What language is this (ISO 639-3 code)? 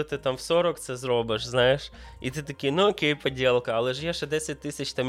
ukr